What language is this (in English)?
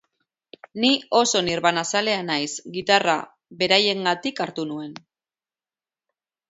Basque